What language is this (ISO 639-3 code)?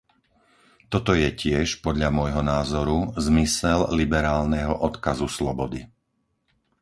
slk